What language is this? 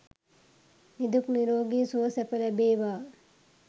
Sinhala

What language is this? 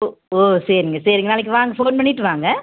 Tamil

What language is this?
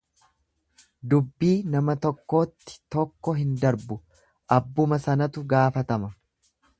Oromo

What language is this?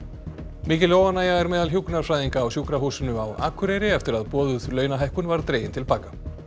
Icelandic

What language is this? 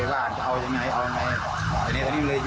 Thai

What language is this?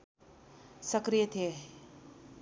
Nepali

